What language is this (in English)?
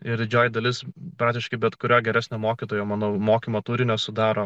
Lithuanian